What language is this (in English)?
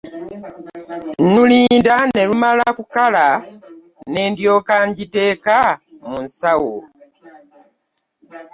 Ganda